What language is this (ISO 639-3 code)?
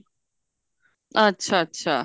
pan